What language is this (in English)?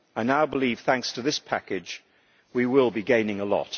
English